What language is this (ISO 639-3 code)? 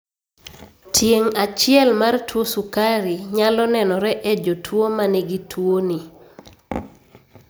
luo